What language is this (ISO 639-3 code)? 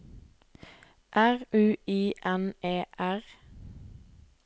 nor